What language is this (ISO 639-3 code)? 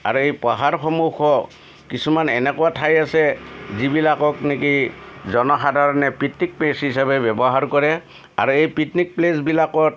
asm